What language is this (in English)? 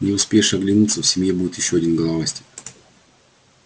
Russian